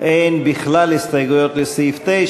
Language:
Hebrew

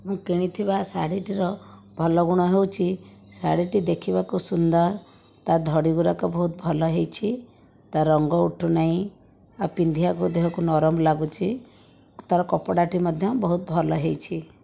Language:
Odia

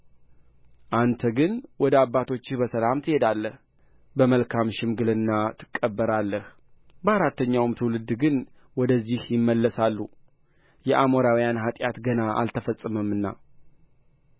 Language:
Amharic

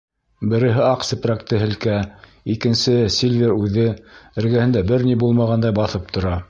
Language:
Bashkir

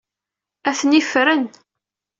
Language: Kabyle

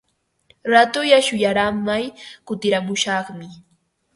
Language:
Ambo-Pasco Quechua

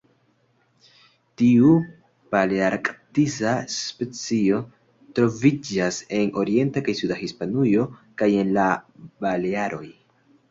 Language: Esperanto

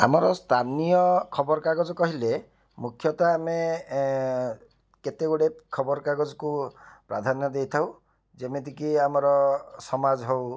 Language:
Odia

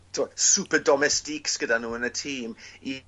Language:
Welsh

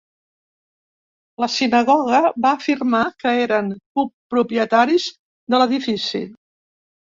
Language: Catalan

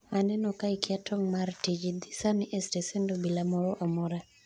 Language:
Luo (Kenya and Tanzania)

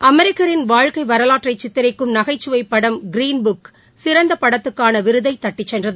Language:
Tamil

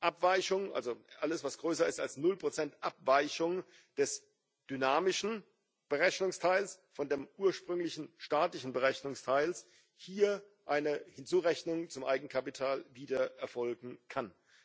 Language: German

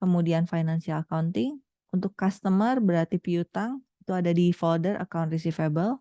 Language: Indonesian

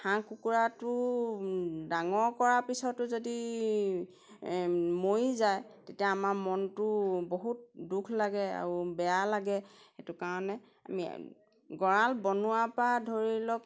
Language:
Assamese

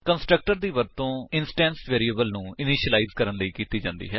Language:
Punjabi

